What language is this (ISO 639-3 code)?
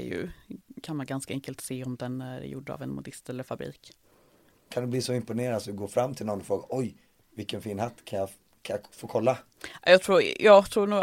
swe